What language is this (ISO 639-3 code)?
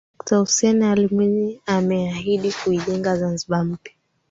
swa